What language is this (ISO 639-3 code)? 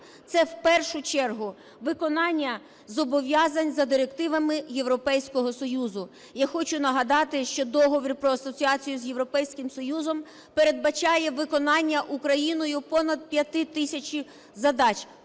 ukr